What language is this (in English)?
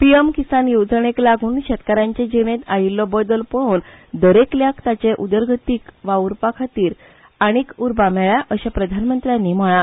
Konkani